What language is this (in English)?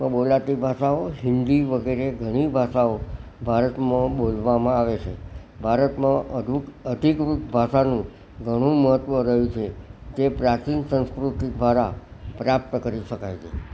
Gujarati